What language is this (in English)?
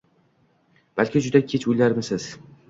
Uzbek